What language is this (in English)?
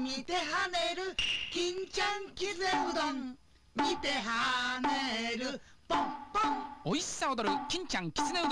Japanese